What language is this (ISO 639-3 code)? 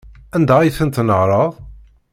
kab